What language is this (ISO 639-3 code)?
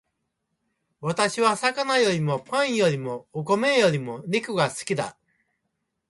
jpn